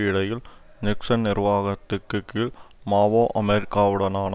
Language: Tamil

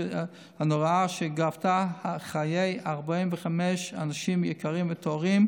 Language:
Hebrew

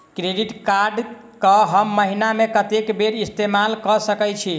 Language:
Maithili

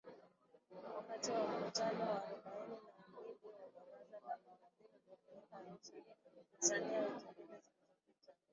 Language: Swahili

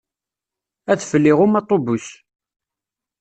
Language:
Kabyle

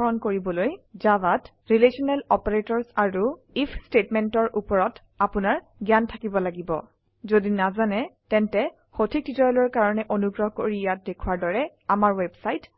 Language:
Assamese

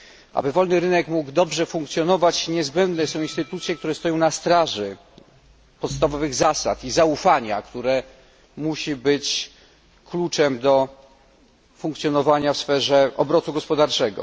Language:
Polish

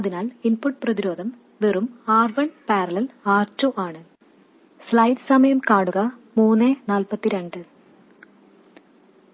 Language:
Malayalam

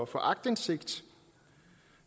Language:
Danish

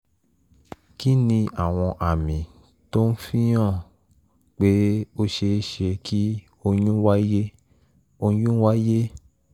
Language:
Yoruba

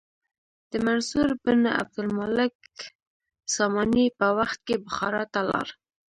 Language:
Pashto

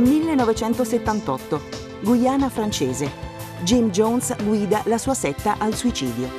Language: Italian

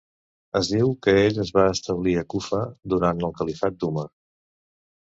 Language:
Catalan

